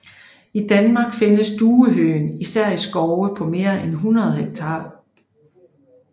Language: Danish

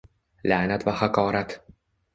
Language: Uzbek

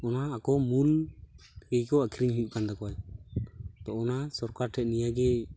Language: Santali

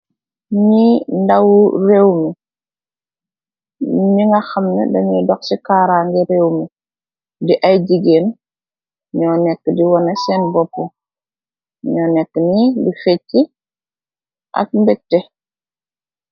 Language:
Wolof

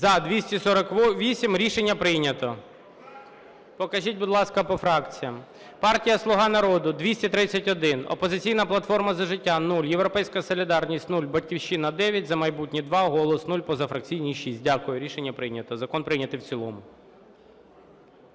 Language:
Ukrainian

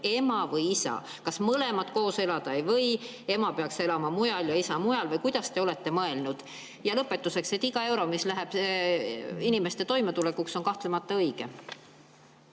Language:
Estonian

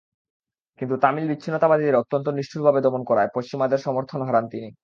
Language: Bangla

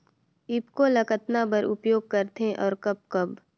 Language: Chhattisgarhi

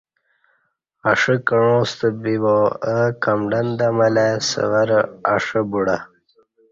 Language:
Kati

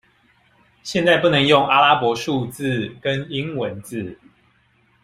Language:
Chinese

